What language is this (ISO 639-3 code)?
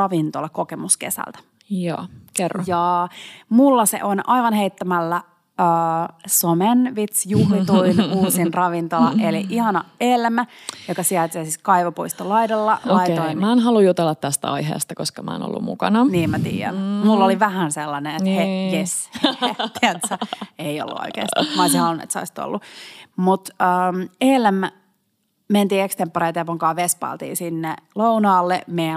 fin